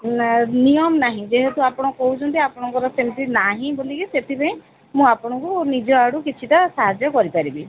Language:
Odia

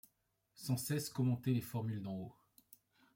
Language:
French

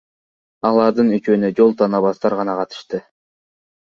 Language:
Kyrgyz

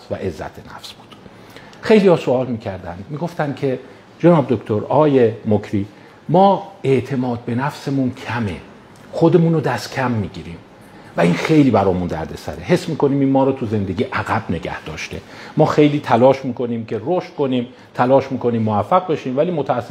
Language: Persian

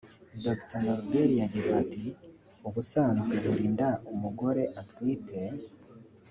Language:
Kinyarwanda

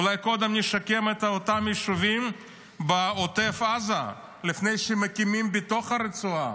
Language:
Hebrew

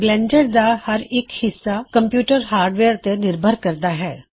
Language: Punjabi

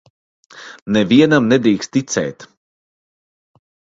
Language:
Latvian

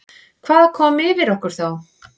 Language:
Icelandic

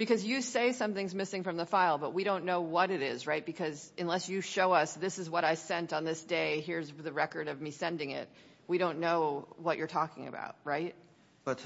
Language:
English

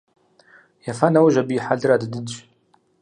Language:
Kabardian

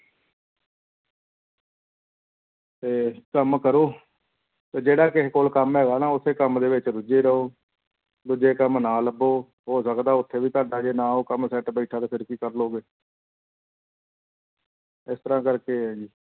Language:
Punjabi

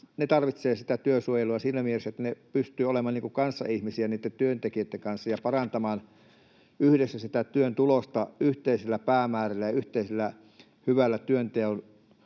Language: Finnish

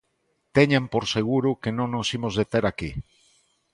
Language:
Galician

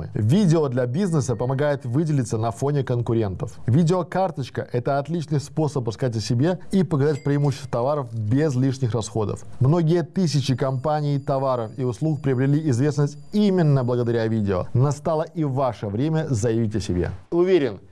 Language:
Russian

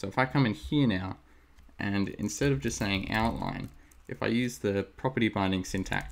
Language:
English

